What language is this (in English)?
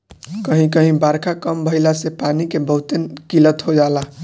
Bhojpuri